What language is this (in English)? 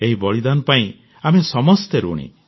Odia